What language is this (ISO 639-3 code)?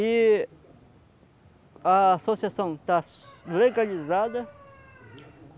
por